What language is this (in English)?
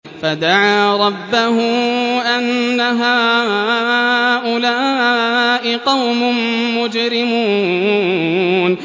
Arabic